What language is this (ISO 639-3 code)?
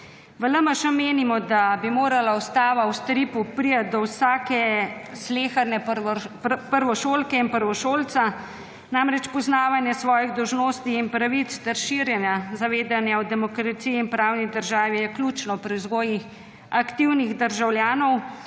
slv